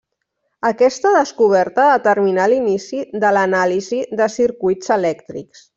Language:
Catalan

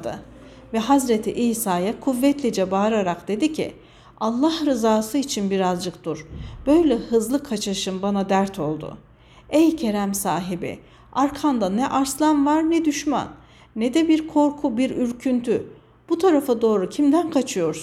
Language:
Turkish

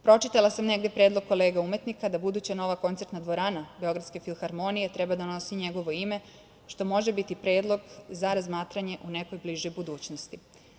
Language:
Serbian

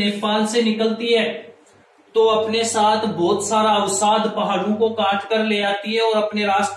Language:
Hindi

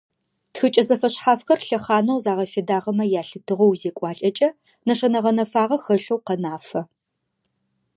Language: Adyghe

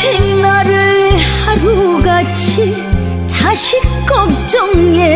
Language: Korean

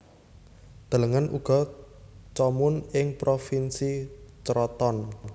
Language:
Javanese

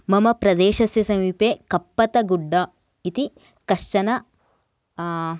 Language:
Sanskrit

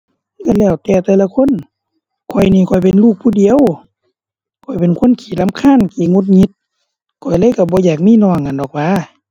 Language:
Thai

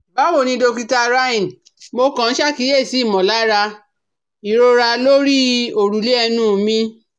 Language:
Yoruba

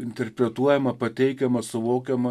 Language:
Lithuanian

